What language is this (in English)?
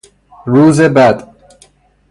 Persian